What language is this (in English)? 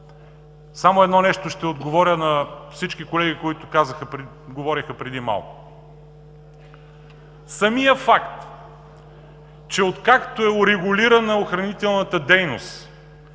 Bulgarian